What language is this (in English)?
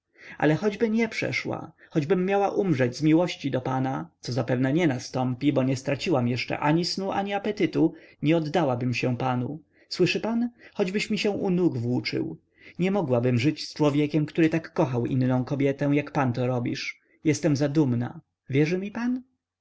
Polish